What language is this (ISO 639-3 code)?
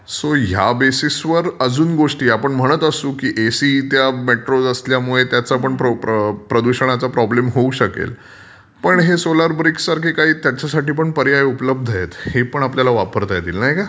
mar